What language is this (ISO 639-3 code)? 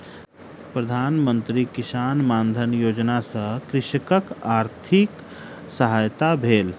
mai